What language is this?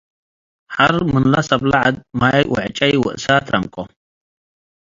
Tigre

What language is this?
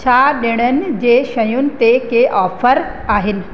Sindhi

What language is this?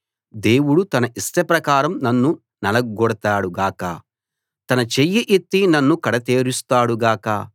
Telugu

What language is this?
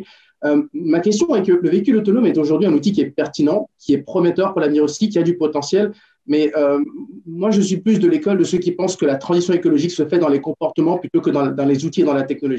French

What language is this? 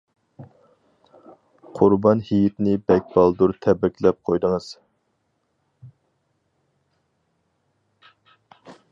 Uyghur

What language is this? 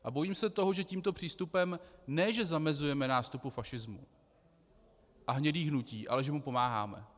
Czech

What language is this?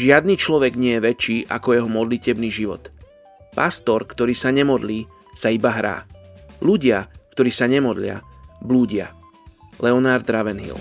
Slovak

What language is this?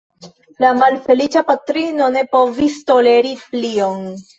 Esperanto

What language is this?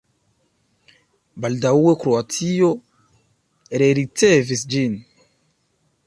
Esperanto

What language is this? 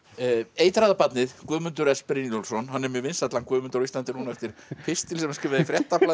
Icelandic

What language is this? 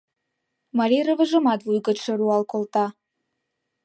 Mari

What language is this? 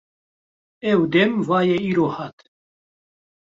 Kurdish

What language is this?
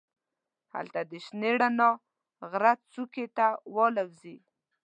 Pashto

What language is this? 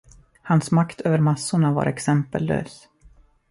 Swedish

